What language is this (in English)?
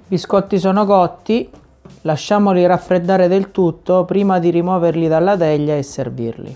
Italian